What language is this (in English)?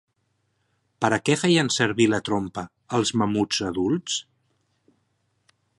Catalan